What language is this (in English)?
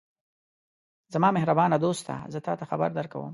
Pashto